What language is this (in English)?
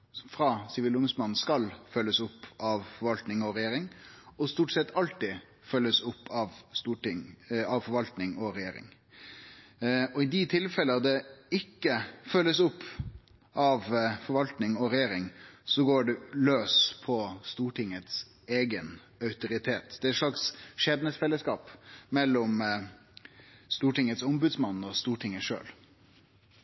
Norwegian Nynorsk